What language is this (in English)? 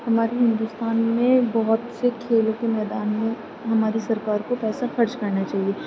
Urdu